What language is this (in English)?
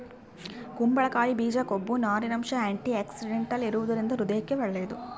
Kannada